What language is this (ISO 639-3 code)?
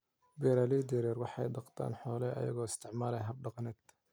som